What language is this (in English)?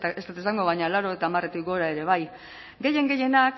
Basque